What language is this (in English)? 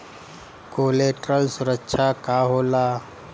Bhojpuri